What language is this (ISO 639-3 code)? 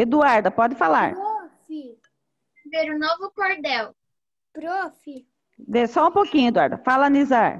por